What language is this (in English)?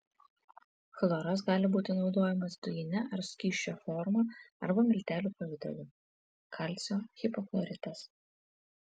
Lithuanian